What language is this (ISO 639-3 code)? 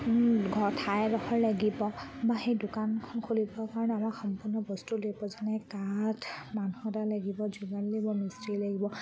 asm